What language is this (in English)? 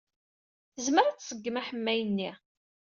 Kabyle